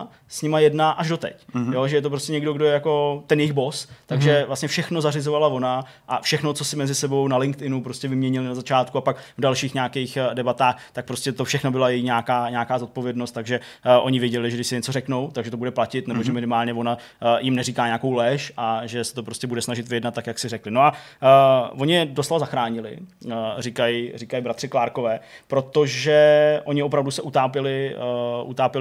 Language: Czech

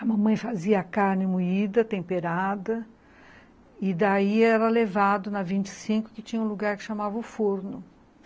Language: Portuguese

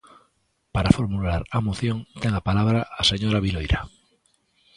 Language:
Galician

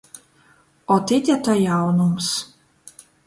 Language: Latgalian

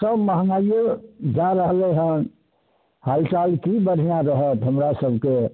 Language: Maithili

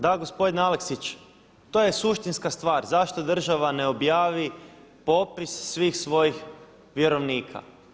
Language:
Croatian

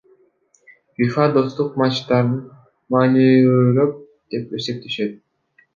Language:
Kyrgyz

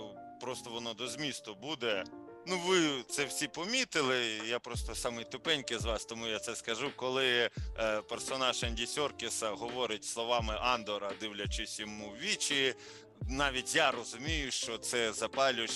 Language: Ukrainian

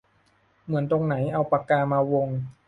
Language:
Thai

